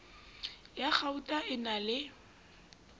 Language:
Southern Sotho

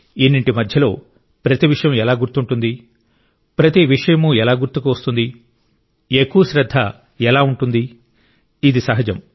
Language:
Telugu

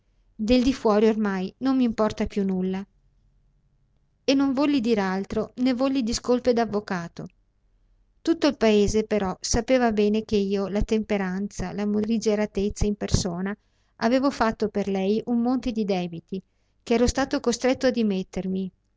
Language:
Italian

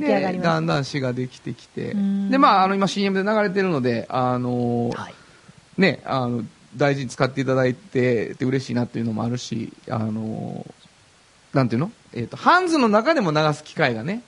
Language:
Japanese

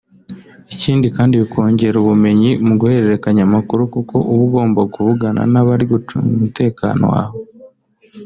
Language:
Kinyarwanda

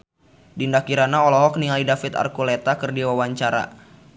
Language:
Sundanese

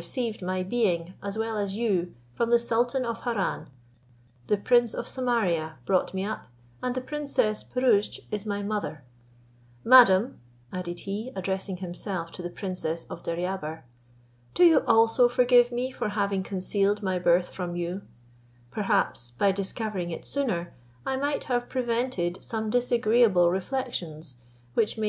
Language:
English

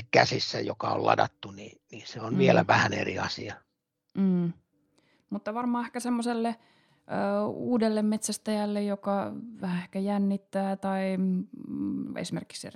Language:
Finnish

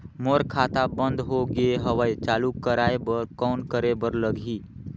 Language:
Chhattisgarhi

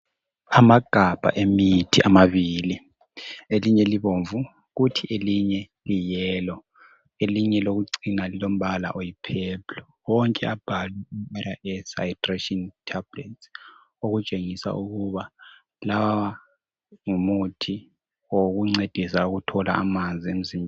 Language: North Ndebele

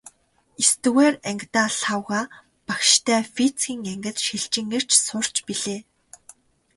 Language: Mongolian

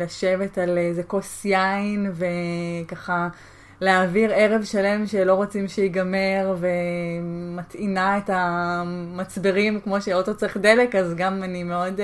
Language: Hebrew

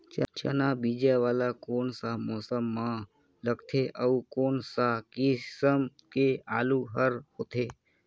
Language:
Chhattisgarhi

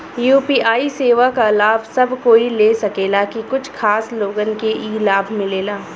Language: Bhojpuri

